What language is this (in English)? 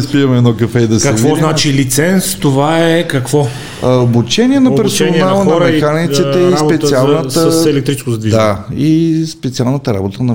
Bulgarian